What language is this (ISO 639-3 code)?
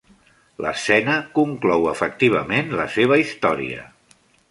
cat